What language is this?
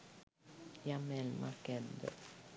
Sinhala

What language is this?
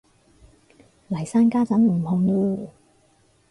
Cantonese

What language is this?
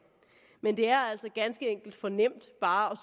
Danish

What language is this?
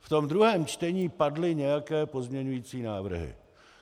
Czech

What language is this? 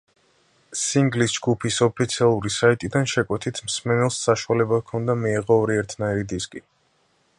Georgian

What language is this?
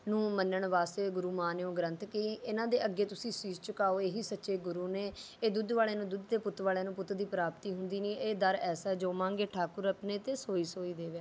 Punjabi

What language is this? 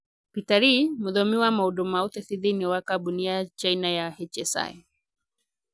Kikuyu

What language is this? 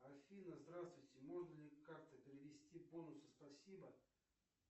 Russian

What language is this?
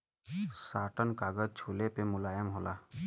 Bhojpuri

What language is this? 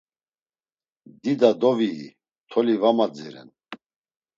Laz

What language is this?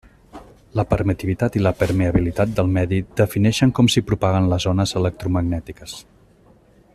Catalan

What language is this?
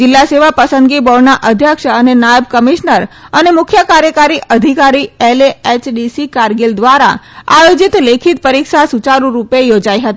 Gujarati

